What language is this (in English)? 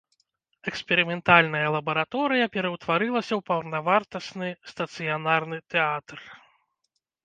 Belarusian